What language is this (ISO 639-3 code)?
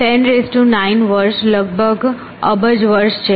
guj